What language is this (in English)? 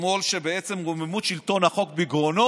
Hebrew